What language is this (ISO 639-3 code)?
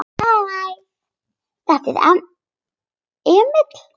isl